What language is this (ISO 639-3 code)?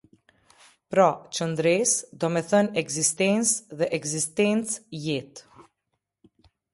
sqi